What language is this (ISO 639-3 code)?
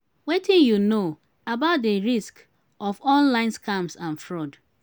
pcm